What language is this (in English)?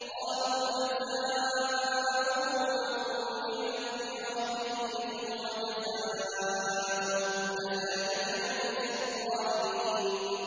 Arabic